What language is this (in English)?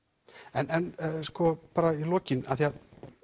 Icelandic